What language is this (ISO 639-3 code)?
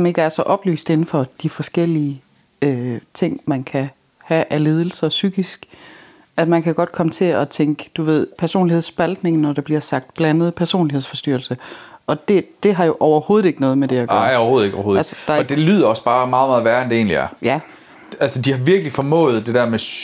dan